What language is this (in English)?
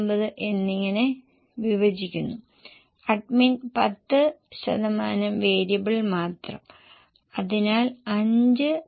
Malayalam